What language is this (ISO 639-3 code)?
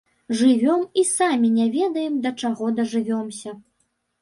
bel